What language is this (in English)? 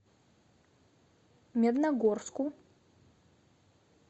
Russian